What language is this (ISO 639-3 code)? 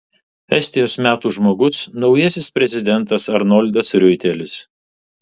lit